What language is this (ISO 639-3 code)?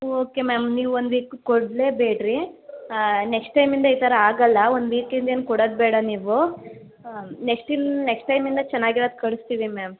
kan